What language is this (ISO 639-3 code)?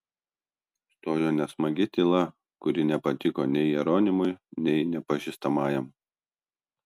lit